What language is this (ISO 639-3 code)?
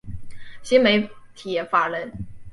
zho